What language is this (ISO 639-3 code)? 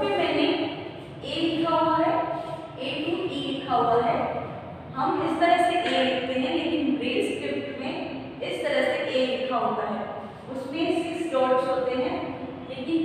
hin